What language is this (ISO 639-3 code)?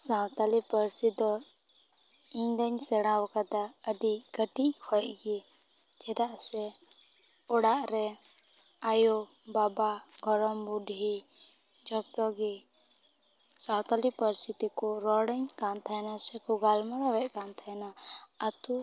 sat